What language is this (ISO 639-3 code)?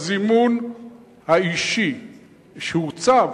heb